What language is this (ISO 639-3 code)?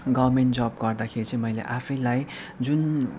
nep